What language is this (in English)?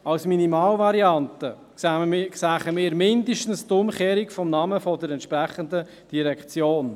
Swiss German